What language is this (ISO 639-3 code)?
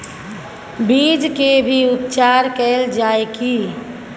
mai